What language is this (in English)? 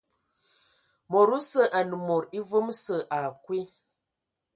Ewondo